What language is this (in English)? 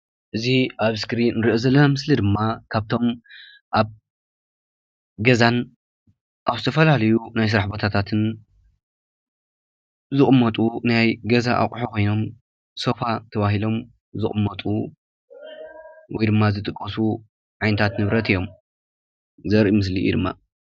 Tigrinya